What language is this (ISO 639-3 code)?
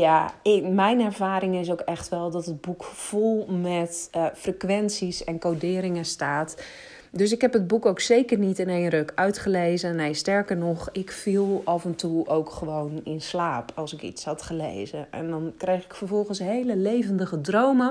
nld